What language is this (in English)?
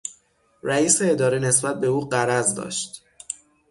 Persian